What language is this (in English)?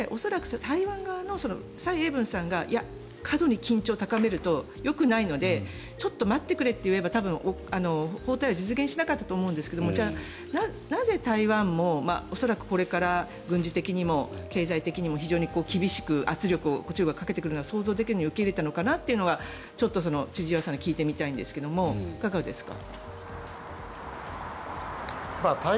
Japanese